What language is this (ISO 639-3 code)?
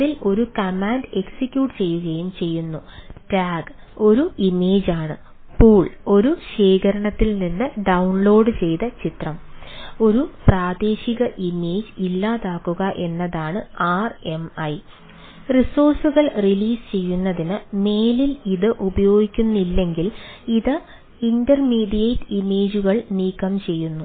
mal